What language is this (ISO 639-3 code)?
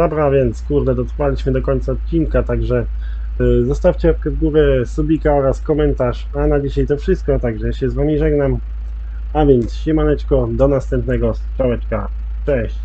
pol